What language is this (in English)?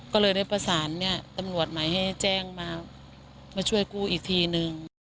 Thai